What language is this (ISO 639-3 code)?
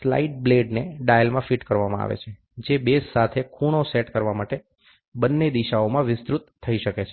guj